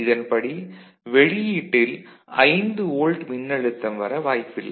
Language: Tamil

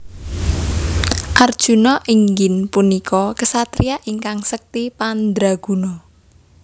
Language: Javanese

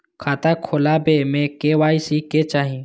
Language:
Maithili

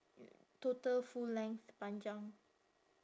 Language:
English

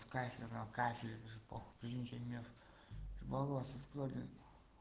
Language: Russian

